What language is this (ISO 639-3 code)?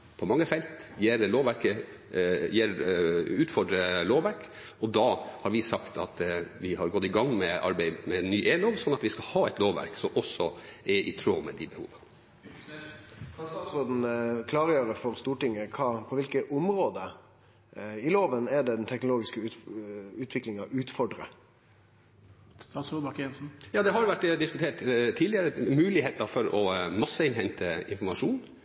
nor